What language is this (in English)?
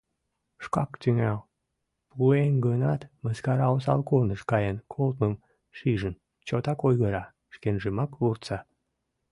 Mari